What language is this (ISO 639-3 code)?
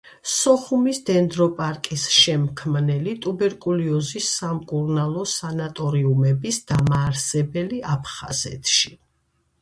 kat